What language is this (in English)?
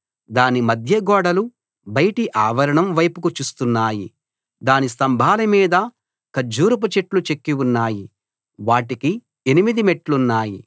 Telugu